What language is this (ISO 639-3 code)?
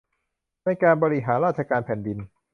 tha